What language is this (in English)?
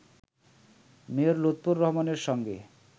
Bangla